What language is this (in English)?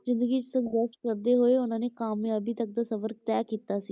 Punjabi